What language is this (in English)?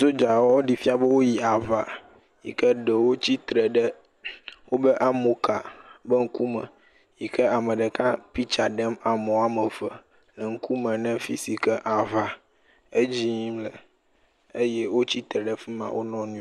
Ewe